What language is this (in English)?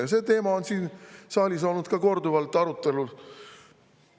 Estonian